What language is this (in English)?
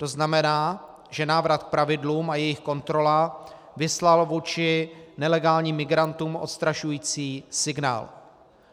Czech